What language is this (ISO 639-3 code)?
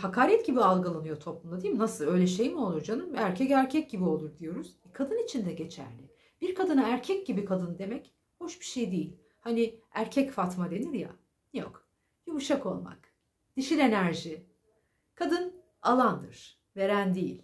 tur